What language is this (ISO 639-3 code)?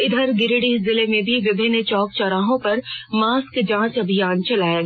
hin